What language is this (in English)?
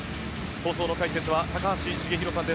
Japanese